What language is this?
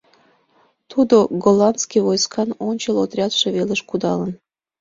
Mari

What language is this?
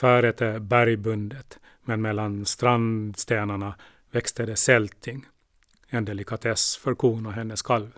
Swedish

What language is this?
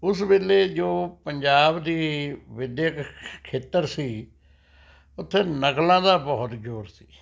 Punjabi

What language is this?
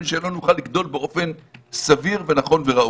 Hebrew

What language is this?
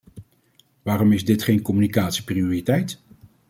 Dutch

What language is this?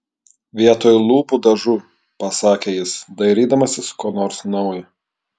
Lithuanian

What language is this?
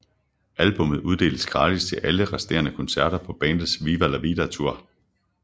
Danish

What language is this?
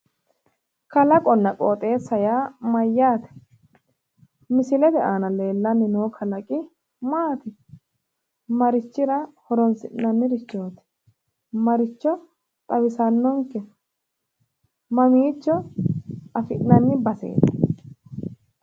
Sidamo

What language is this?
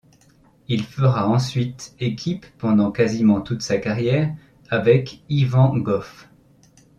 French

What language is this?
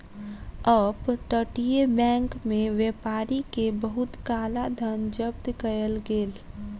Maithili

